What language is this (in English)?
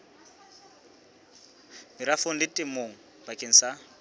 Southern Sotho